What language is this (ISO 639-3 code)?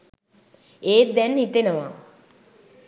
sin